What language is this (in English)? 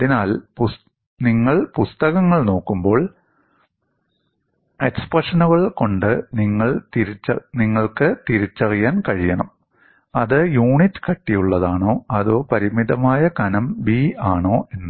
Malayalam